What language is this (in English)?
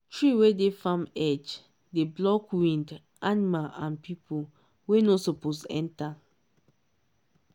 Nigerian Pidgin